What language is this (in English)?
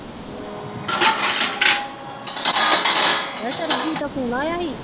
Punjabi